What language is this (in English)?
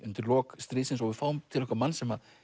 Icelandic